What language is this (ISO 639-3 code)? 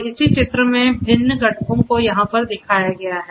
hin